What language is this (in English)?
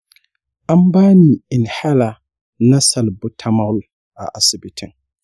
Hausa